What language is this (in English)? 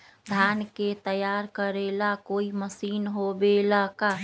Magahi